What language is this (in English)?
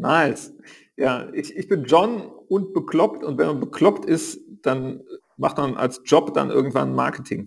German